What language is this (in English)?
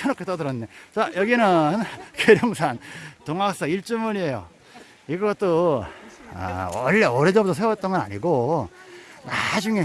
Korean